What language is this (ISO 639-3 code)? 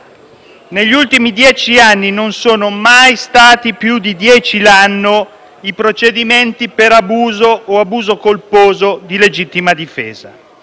ita